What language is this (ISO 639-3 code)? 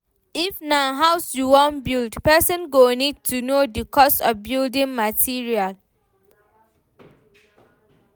pcm